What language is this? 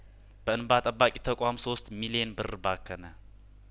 Amharic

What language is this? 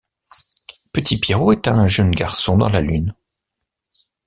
French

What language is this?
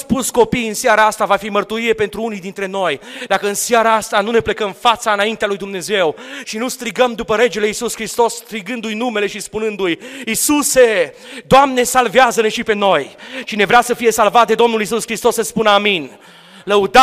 Romanian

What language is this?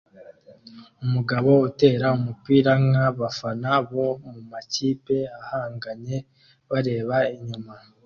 Kinyarwanda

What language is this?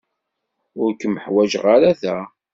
Kabyle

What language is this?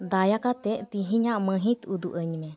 Santali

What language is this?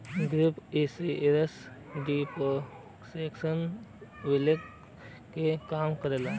Bhojpuri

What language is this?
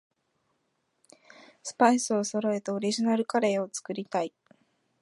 Japanese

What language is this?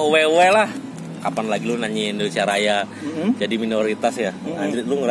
Indonesian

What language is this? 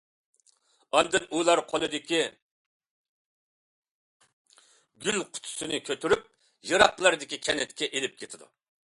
Uyghur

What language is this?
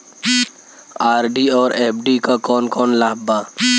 Bhojpuri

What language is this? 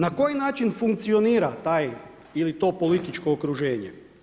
Croatian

